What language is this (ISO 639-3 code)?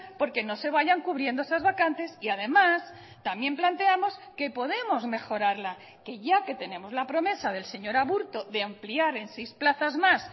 spa